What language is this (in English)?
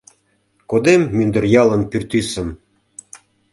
Mari